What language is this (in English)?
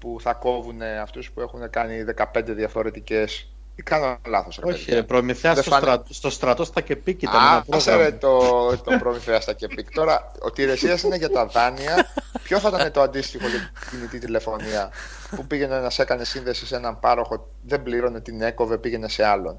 Greek